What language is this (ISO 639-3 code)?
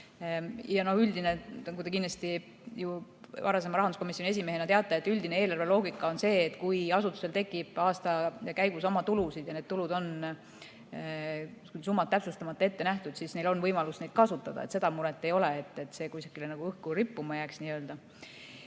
est